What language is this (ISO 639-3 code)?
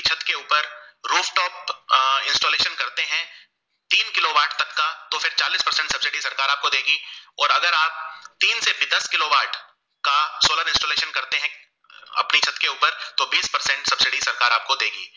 guj